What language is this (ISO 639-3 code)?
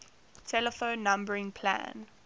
eng